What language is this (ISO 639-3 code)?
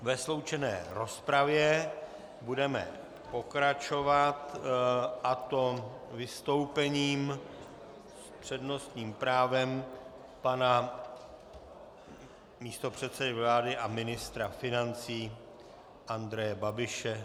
ces